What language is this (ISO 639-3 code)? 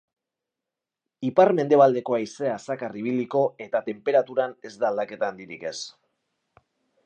eus